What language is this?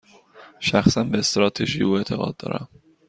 Persian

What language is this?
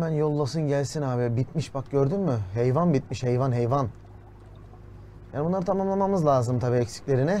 Turkish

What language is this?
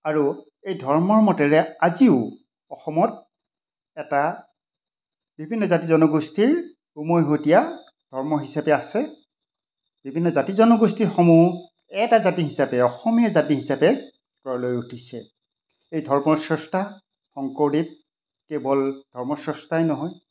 Assamese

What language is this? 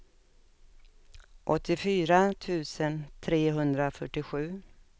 Swedish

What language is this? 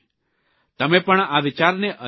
Gujarati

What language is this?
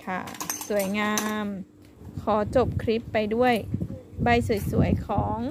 Thai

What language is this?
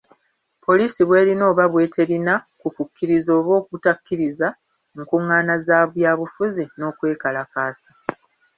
Ganda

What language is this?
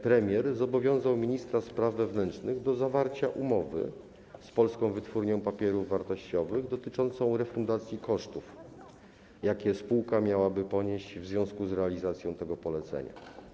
Polish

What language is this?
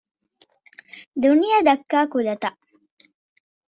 Divehi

